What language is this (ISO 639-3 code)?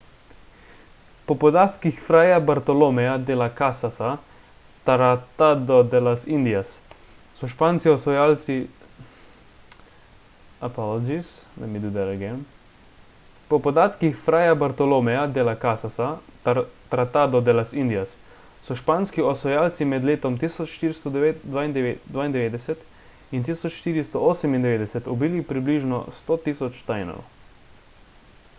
slv